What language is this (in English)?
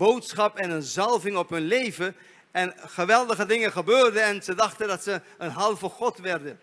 Dutch